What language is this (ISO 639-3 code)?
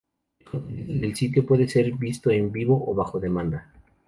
spa